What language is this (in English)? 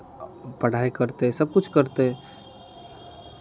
Maithili